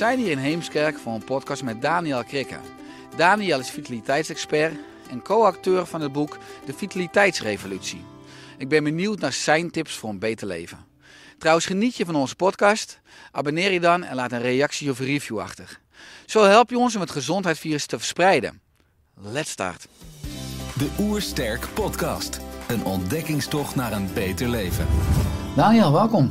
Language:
Dutch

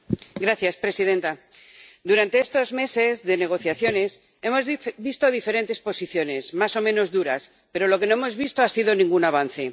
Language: Spanish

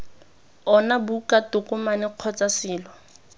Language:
Tswana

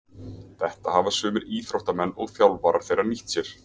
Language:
Icelandic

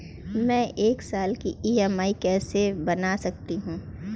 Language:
Hindi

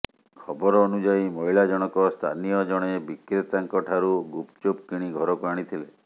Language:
Odia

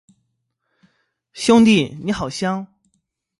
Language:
Chinese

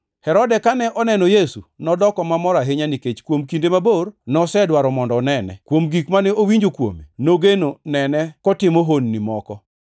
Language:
Luo (Kenya and Tanzania)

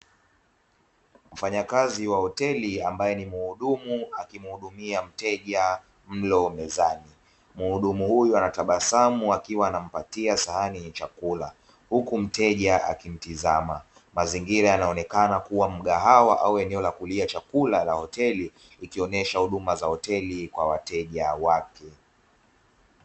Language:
Swahili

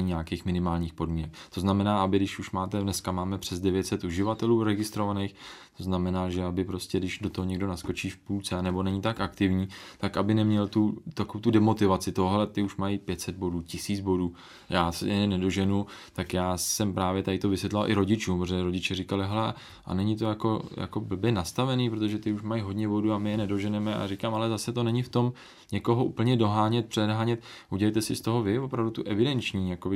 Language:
Czech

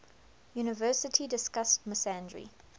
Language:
English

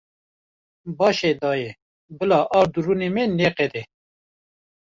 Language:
Kurdish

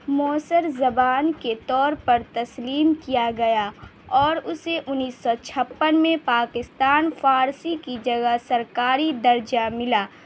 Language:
Urdu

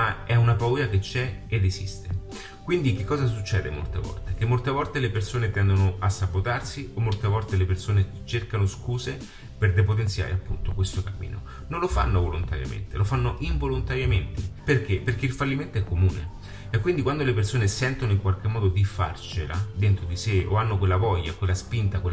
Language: Italian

